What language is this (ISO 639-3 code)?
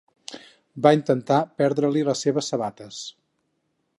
cat